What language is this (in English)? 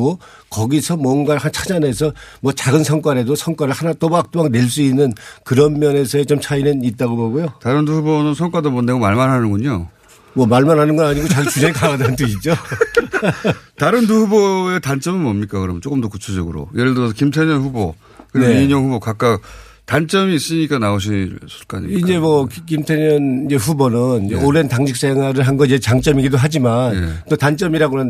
Korean